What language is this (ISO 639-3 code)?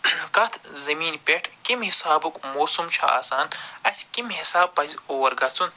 kas